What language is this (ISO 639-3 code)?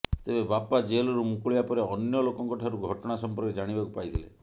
ori